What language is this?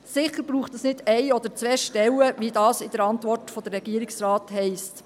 Swiss German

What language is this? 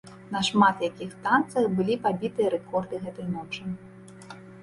Belarusian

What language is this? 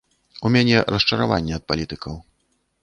Belarusian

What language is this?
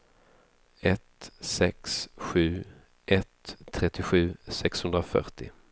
Swedish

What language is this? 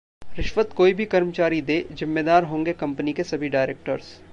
Hindi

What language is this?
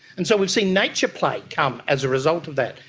English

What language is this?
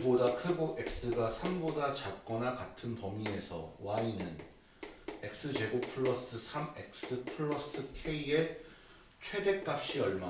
Korean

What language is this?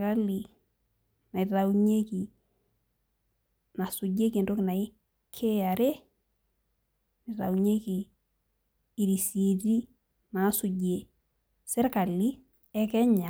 Masai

